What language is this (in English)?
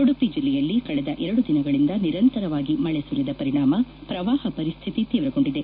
Kannada